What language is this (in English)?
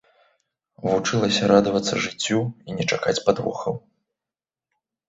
Belarusian